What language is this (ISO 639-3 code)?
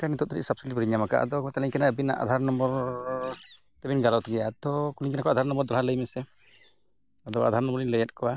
sat